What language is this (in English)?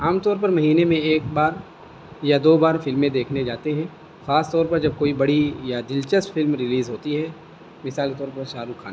Urdu